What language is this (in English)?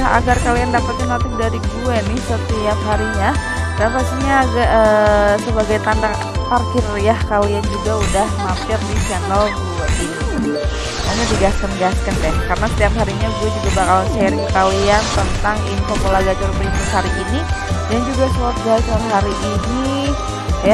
Indonesian